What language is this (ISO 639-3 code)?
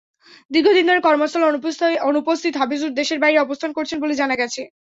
ben